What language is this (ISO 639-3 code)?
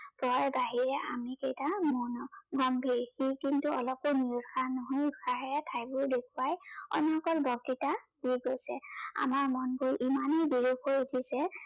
asm